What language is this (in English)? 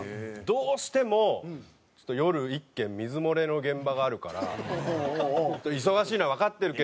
Japanese